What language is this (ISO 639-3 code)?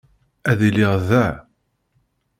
kab